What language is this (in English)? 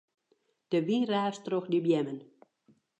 Western Frisian